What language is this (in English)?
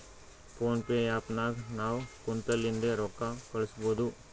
Kannada